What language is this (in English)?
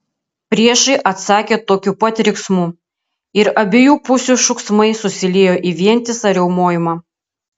Lithuanian